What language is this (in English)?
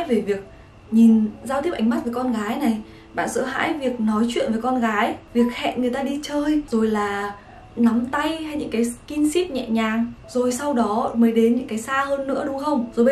Vietnamese